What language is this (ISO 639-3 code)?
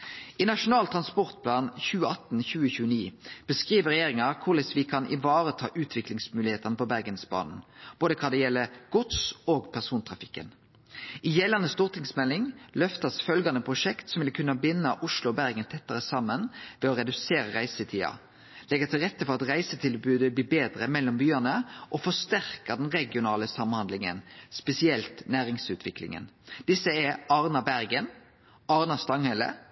nno